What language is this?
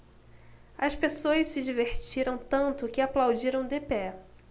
Portuguese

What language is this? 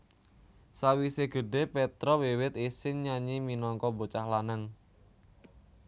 Javanese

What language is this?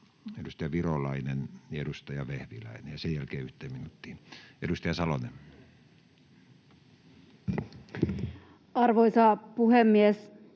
Finnish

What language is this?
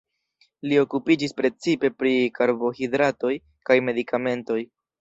Esperanto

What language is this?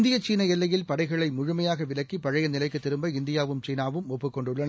Tamil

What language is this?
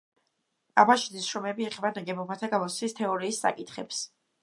Georgian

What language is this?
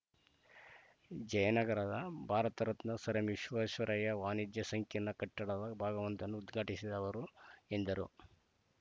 Kannada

